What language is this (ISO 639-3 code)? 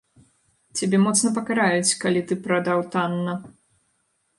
bel